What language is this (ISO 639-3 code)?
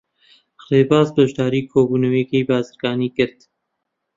ckb